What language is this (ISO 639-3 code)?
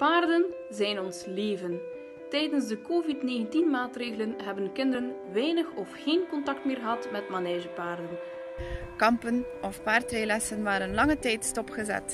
nld